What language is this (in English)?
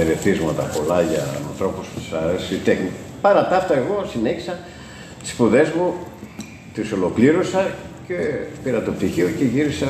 Greek